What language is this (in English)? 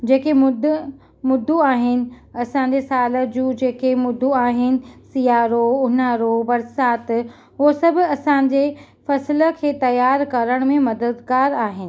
Sindhi